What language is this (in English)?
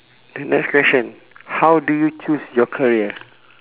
English